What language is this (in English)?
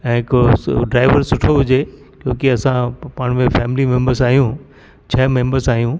Sindhi